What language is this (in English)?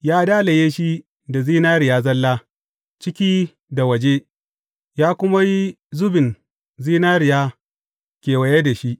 Hausa